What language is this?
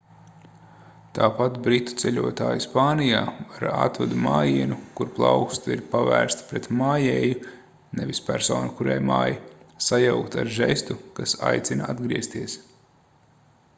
Latvian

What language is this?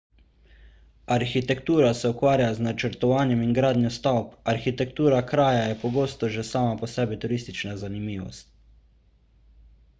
Slovenian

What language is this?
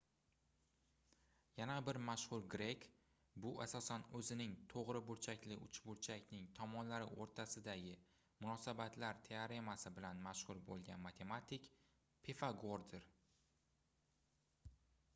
Uzbek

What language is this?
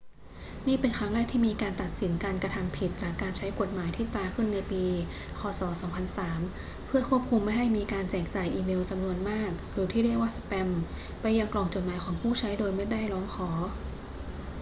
Thai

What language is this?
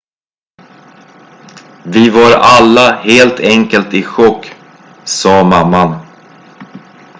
Swedish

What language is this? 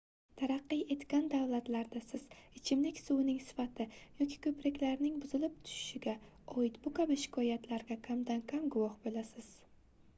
Uzbek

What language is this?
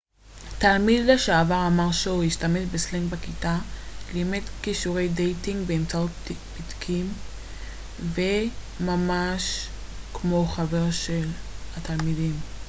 Hebrew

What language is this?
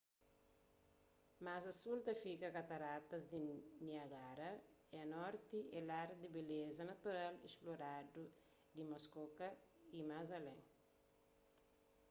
Kabuverdianu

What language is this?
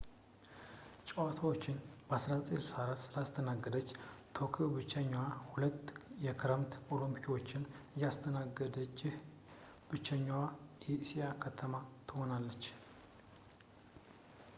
Amharic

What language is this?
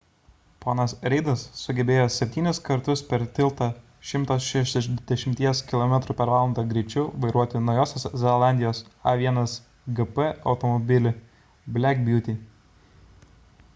Lithuanian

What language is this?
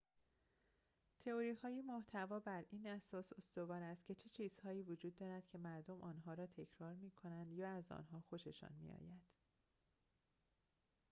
Persian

